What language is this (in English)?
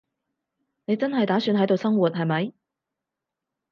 Cantonese